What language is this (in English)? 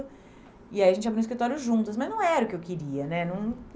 Portuguese